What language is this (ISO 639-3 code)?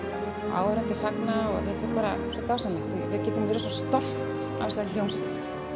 isl